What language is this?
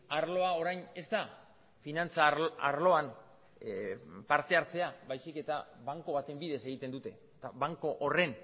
Basque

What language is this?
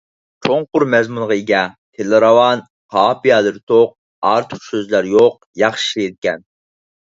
Uyghur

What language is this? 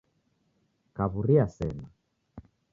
Taita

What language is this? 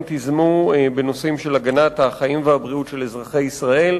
Hebrew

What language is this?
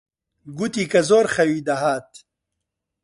Central Kurdish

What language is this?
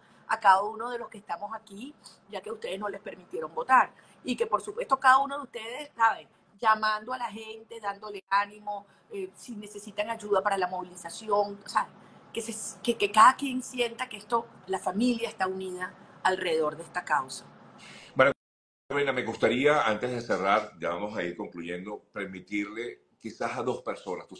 Spanish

